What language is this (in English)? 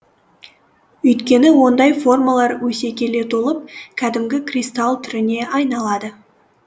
Kazakh